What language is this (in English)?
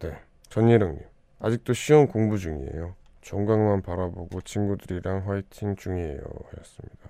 Korean